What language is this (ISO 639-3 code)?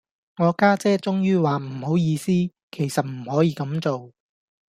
yue